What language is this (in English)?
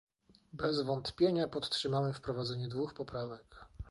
Polish